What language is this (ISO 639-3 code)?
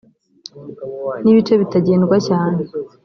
kin